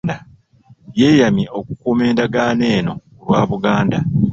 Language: Ganda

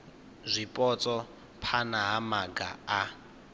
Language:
Venda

